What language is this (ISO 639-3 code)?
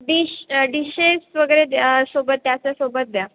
mar